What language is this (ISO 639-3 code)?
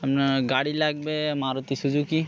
ben